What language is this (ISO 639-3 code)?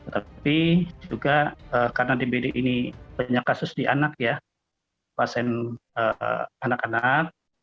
ind